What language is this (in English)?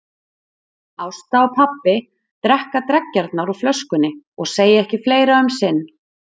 Icelandic